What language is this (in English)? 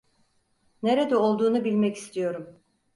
Turkish